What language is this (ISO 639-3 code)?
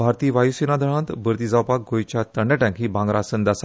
kok